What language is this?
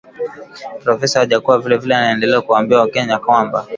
Swahili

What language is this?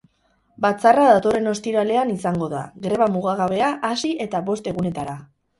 Basque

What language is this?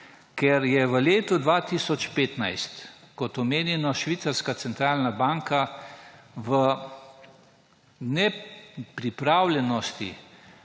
Slovenian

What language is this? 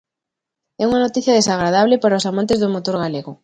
Galician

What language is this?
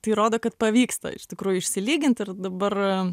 Lithuanian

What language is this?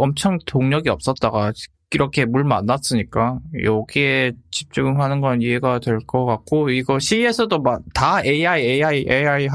Korean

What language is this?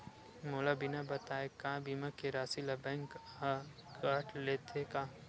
Chhattisgarhi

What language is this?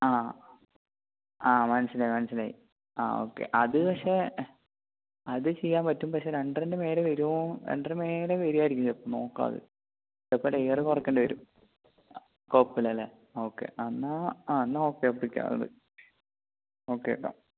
Malayalam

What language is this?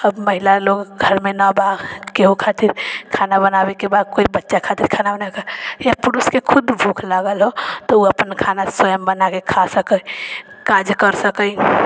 Maithili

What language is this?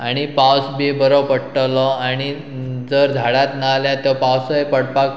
Konkani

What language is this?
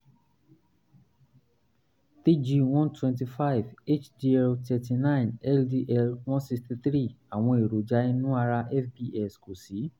Yoruba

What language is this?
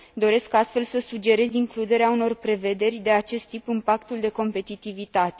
Romanian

